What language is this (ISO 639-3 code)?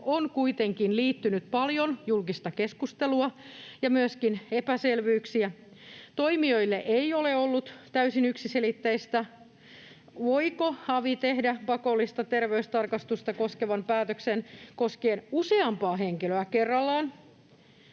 fin